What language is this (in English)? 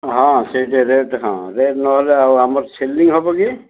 Odia